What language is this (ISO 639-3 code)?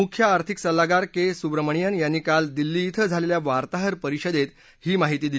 mar